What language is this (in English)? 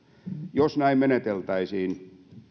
Finnish